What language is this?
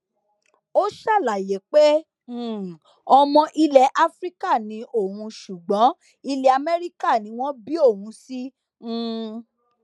Yoruba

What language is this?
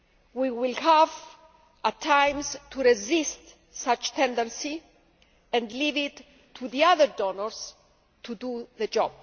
English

